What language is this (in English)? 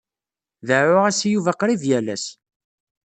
Kabyle